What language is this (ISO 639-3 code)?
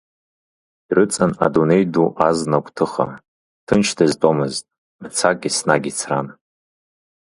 abk